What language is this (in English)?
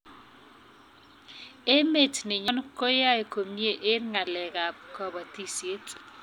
Kalenjin